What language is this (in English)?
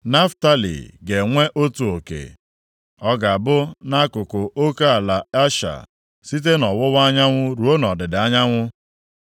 Igbo